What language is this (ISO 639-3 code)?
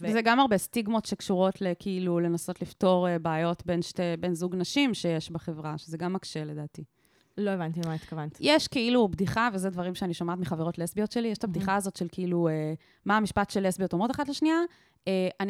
heb